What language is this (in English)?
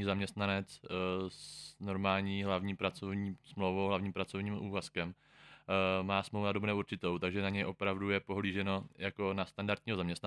Czech